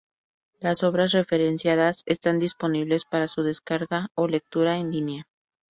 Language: Spanish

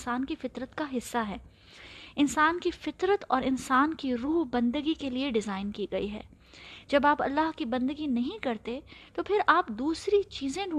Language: Urdu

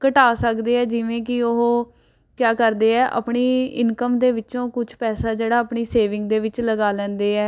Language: Punjabi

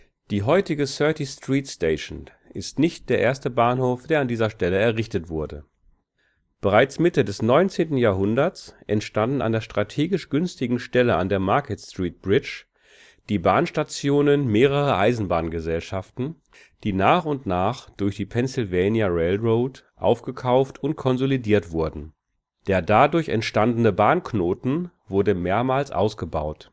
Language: German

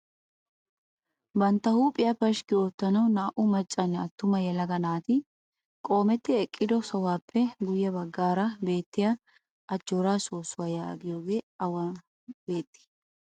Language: Wolaytta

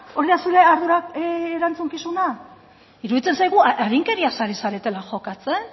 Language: Basque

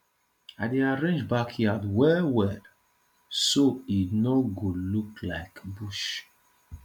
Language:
Nigerian Pidgin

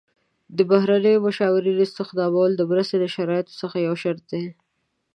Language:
Pashto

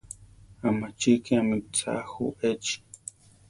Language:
Central Tarahumara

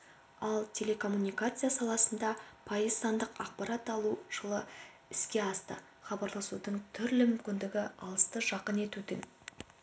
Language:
Kazakh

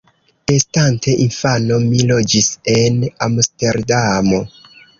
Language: Esperanto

